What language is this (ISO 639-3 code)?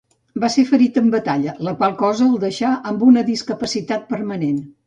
cat